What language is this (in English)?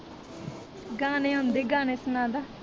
Punjabi